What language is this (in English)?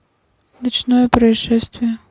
Russian